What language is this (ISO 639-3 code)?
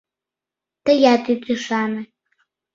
chm